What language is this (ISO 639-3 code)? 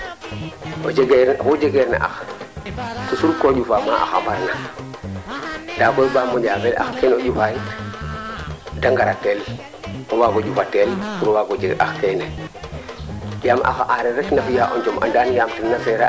srr